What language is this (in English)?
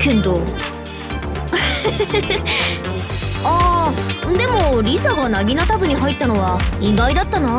Japanese